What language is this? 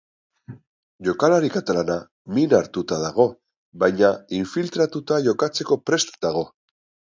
Basque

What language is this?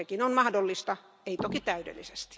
Finnish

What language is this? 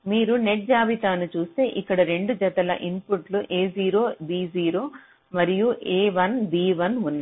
Telugu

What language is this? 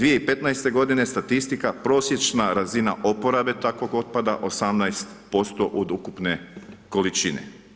Croatian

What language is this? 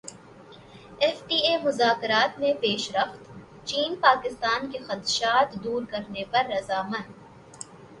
Urdu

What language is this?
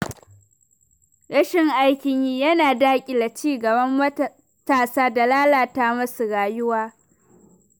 Hausa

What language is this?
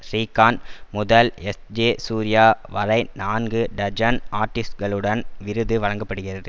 Tamil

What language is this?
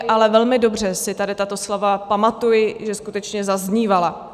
Czech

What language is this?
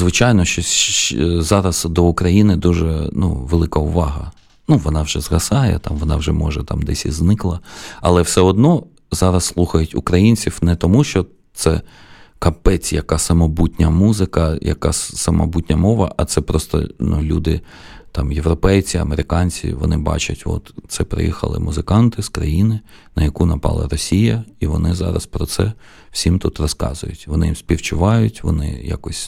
Ukrainian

